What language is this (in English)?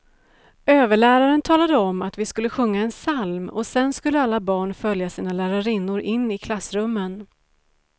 Swedish